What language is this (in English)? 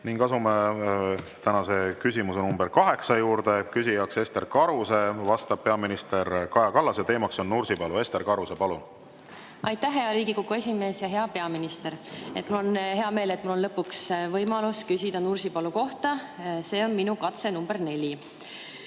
Estonian